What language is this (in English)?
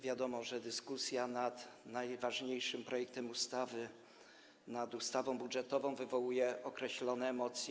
Polish